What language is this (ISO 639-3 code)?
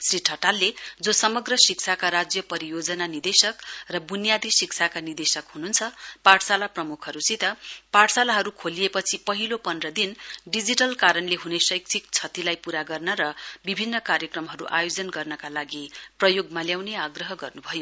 nep